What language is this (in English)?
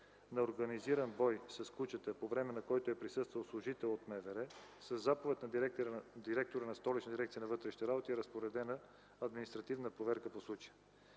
Bulgarian